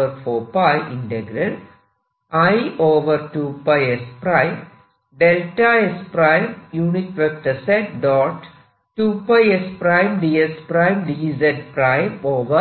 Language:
Malayalam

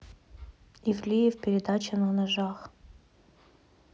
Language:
Russian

